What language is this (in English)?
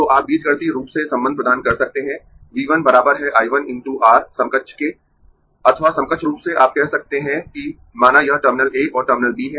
Hindi